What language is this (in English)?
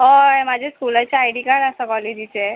Konkani